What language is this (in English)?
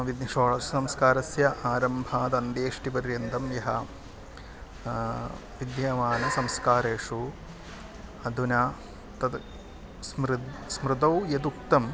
Sanskrit